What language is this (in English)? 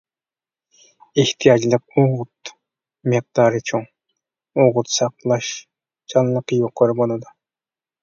Uyghur